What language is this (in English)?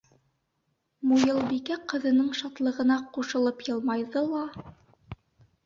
Bashkir